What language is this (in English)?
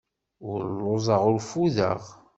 Kabyle